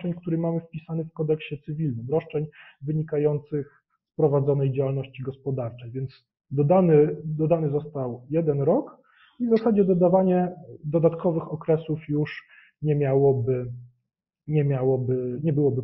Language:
Polish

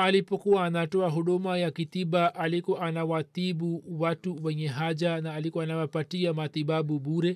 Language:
Swahili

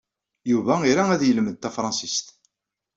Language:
Kabyle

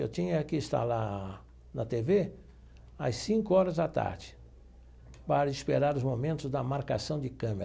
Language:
Portuguese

